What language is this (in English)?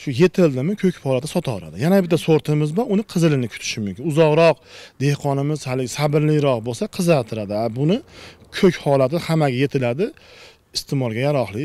Turkish